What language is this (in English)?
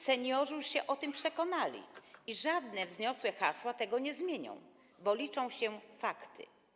Polish